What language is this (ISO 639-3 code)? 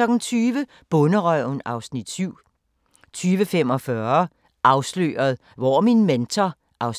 dan